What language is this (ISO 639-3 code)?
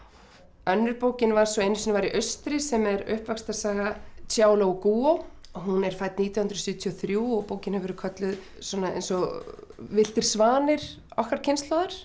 isl